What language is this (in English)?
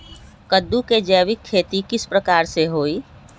Magahi